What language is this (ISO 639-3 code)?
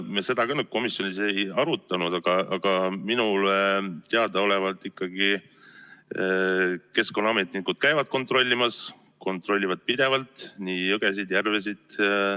est